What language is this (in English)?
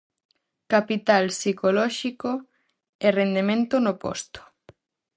Galician